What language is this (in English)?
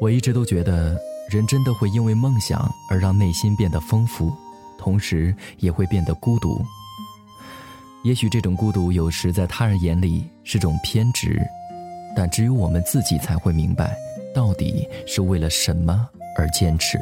Chinese